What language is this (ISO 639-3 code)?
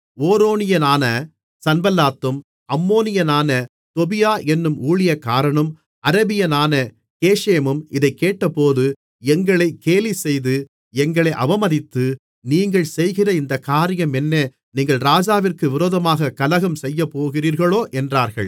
tam